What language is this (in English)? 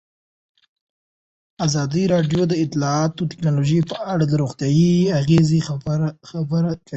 Pashto